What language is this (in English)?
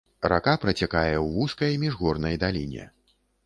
Belarusian